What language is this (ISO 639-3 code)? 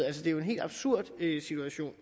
dan